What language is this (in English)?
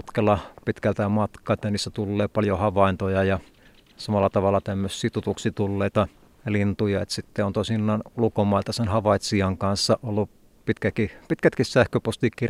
Finnish